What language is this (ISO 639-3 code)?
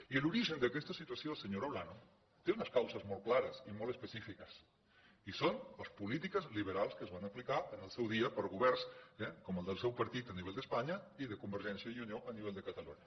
cat